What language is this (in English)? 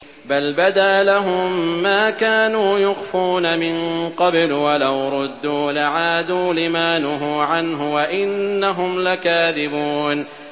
Arabic